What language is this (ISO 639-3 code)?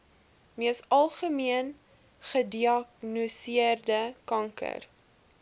afr